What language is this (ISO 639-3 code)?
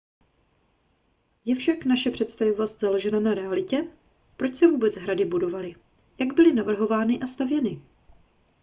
ces